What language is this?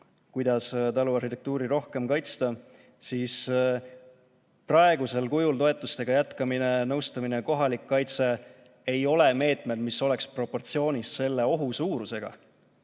Estonian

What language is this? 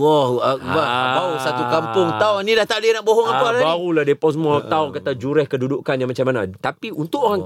Malay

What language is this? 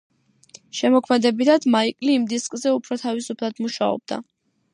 Georgian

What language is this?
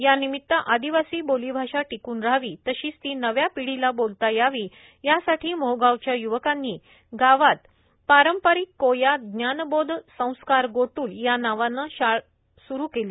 Marathi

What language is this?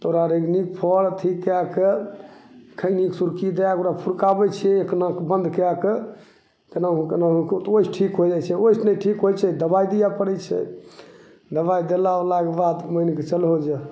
Maithili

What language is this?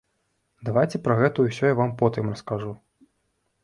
Belarusian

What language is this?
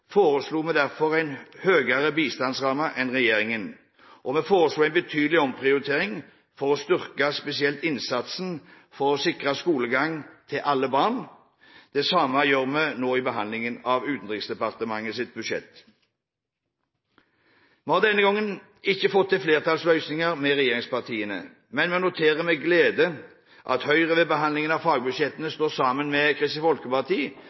Norwegian Bokmål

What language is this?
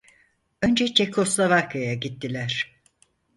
Turkish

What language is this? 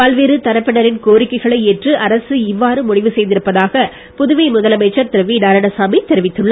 Tamil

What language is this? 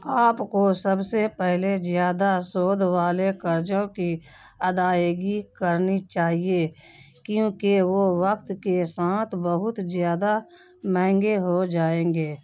Urdu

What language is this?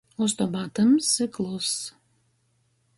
Latgalian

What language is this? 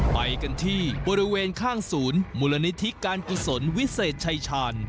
Thai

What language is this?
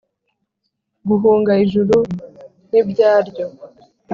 Kinyarwanda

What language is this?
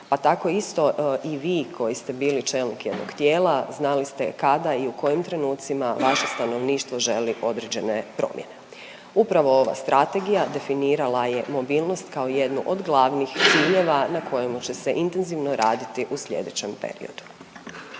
Croatian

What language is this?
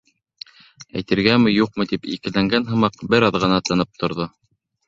Bashkir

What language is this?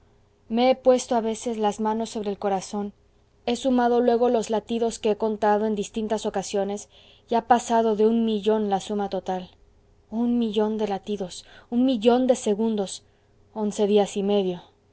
Spanish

